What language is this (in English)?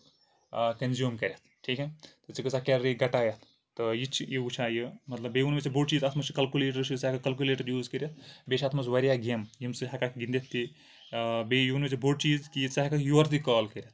Kashmiri